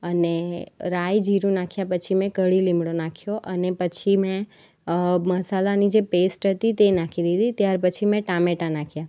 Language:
Gujarati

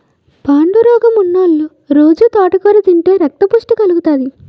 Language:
Telugu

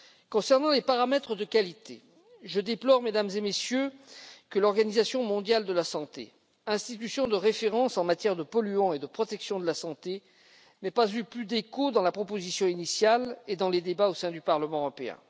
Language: French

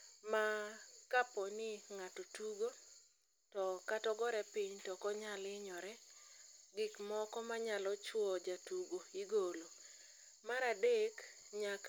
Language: Luo (Kenya and Tanzania)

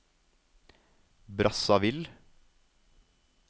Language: Norwegian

